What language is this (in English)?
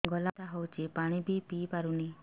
Odia